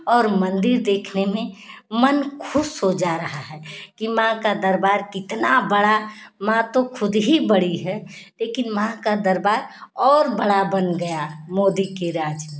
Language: Hindi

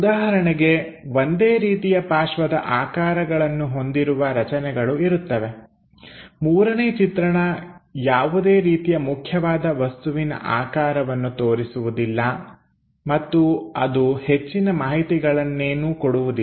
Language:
Kannada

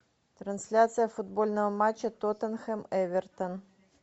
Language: Russian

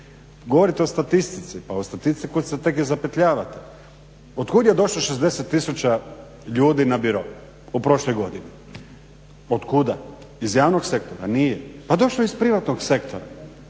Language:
Croatian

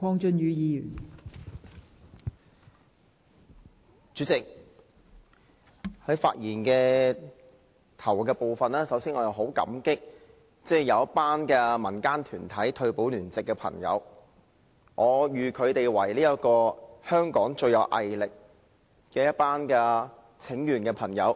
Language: Cantonese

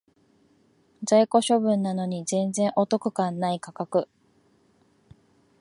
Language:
Japanese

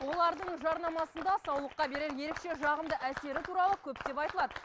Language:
Kazakh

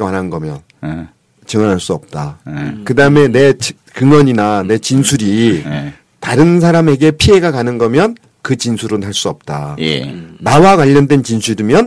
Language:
Korean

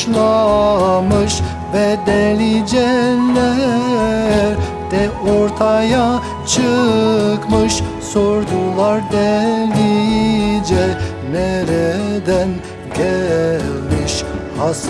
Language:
Turkish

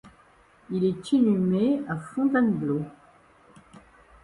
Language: French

